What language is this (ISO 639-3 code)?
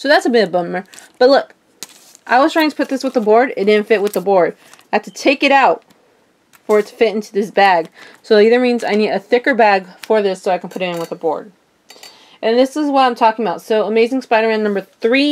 eng